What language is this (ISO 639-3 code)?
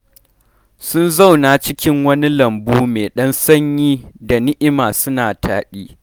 hau